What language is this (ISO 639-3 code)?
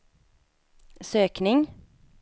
swe